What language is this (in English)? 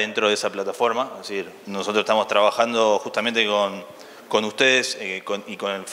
Spanish